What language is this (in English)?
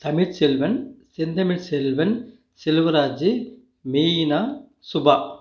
Tamil